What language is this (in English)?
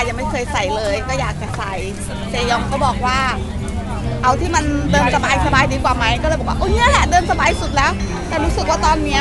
Thai